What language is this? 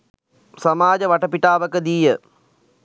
Sinhala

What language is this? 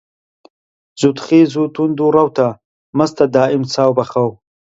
Central Kurdish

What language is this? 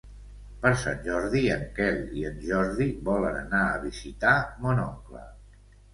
Catalan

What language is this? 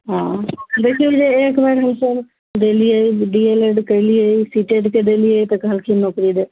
Maithili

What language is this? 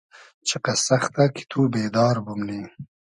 Hazaragi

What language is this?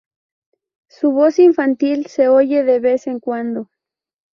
Spanish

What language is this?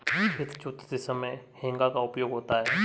Hindi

